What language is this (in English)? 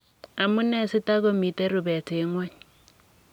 Kalenjin